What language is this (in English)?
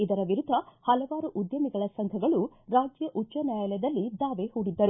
Kannada